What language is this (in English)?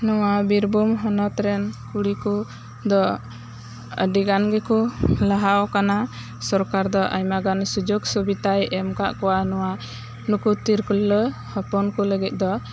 Santali